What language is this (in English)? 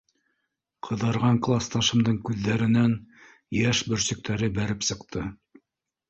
Bashkir